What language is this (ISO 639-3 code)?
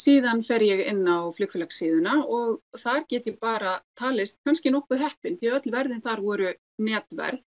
isl